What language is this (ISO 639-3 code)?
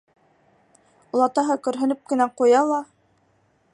bak